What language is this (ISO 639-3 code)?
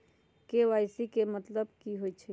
mag